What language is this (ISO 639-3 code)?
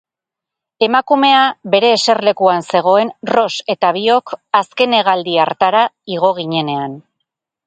eus